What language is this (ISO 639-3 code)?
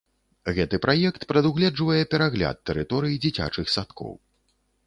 bel